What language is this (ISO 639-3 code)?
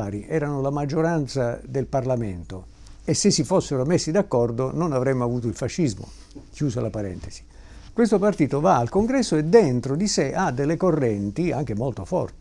ita